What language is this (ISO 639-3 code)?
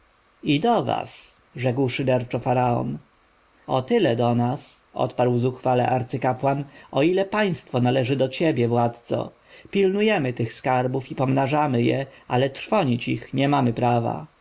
pol